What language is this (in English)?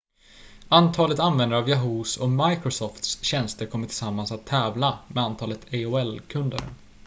Swedish